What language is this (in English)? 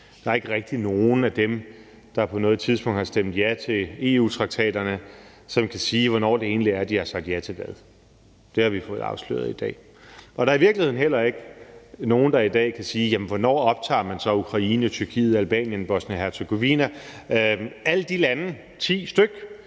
Danish